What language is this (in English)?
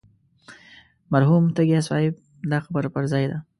Pashto